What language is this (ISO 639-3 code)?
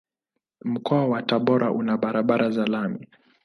swa